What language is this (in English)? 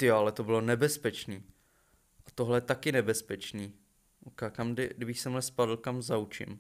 Czech